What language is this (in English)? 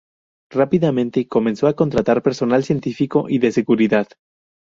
Spanish